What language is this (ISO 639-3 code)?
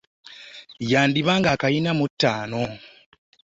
lug